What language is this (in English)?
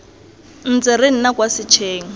Tswana